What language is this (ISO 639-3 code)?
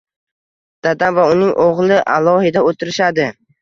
uzb